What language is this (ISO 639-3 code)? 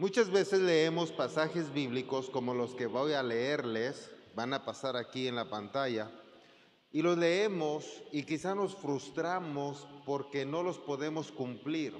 spa